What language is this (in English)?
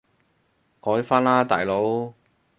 Cantonese